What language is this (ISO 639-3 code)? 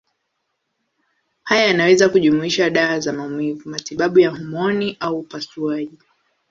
swa